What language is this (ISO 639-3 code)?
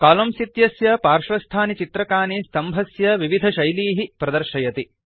san